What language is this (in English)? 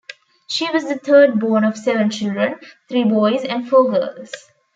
English